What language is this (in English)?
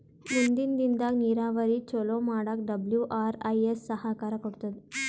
Kannada